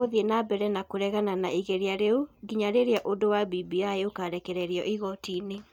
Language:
Kikuyu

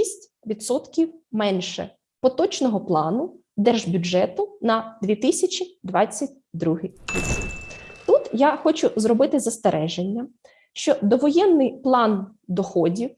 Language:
Ukrainian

